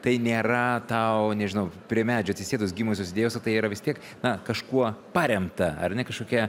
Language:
Lithuanian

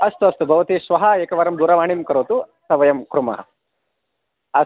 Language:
Sanskrit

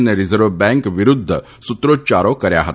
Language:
Gujarati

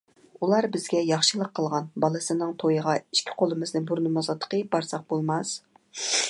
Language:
Uyghur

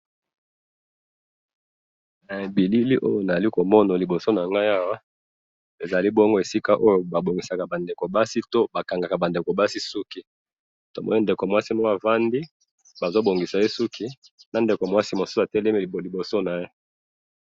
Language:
Lingala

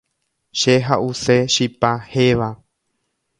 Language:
Guarani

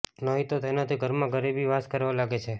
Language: Gujarati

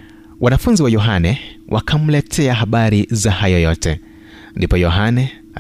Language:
Swahili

